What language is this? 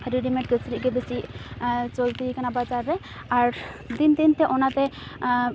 Santali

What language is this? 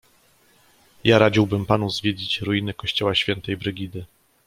Polish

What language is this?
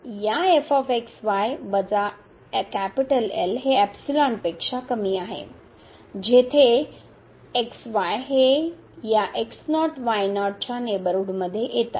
Marathi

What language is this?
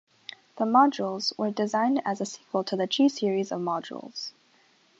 English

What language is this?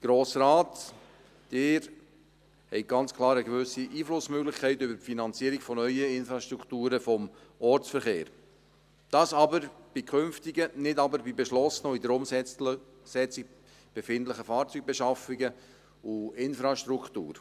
Swiss German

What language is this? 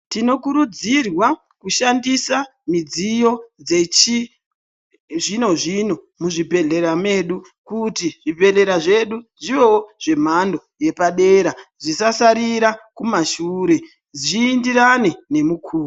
Ndau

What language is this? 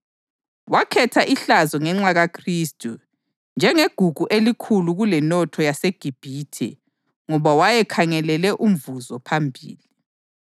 North Ndebele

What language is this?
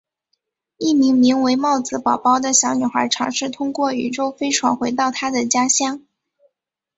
Chinese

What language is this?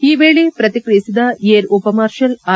Kannada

